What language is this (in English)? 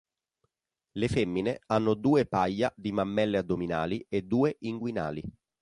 Italian